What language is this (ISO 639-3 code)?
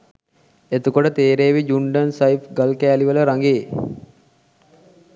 sin